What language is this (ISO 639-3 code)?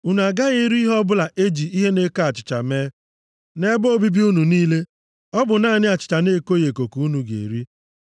ibo